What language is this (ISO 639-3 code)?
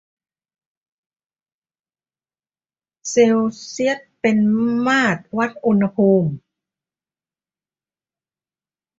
tha